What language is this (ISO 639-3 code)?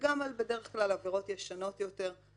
heb